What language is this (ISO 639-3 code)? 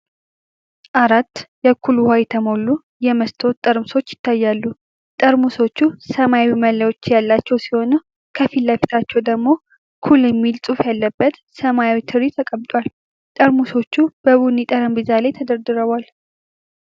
amh